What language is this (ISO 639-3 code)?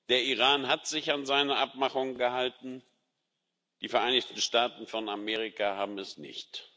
deu